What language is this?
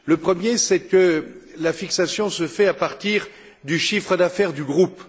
French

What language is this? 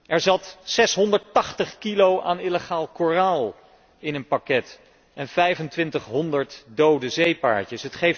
Dutch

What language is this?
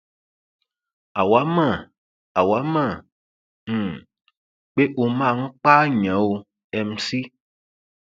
Yoruba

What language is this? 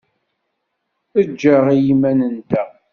Kabyle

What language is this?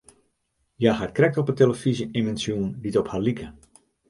Western Frisian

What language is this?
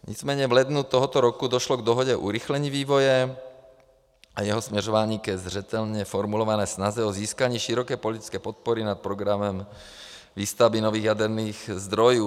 Czech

